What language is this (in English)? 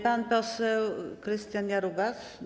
Polish